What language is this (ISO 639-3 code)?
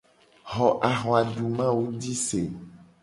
gej